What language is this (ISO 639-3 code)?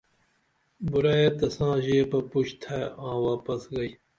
dml